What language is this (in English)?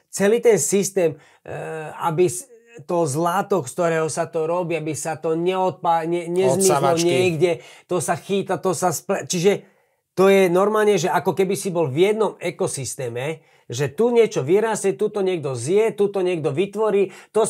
Slovak